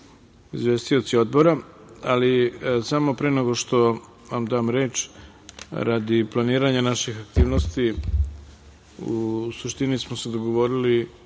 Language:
Serbian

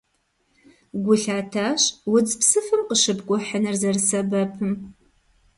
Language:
Kabardian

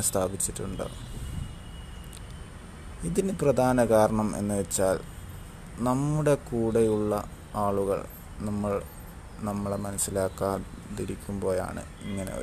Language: Malayalam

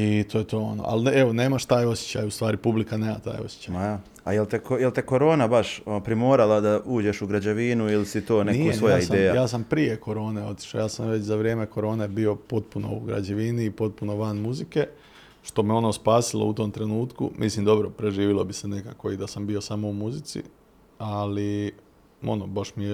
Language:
Croatian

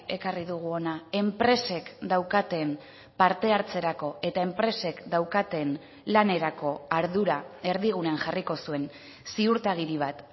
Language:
Basque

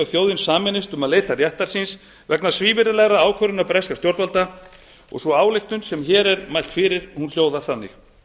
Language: Icelandic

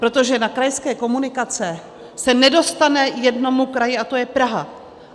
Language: Czech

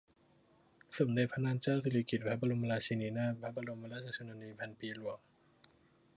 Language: Thai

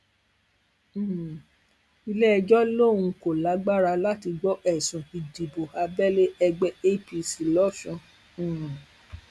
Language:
Yoruba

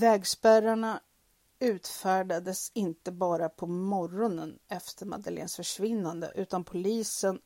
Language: Swedish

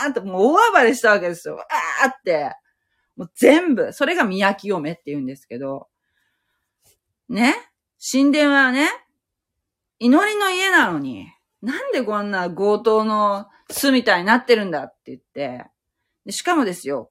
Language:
Japanese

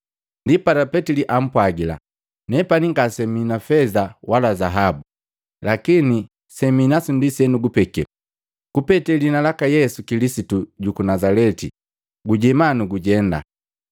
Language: Matengo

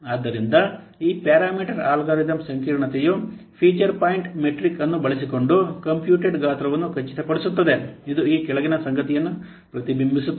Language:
Kannada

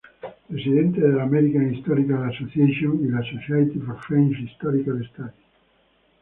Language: Spanish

